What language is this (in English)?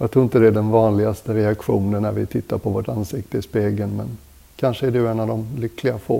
Swedish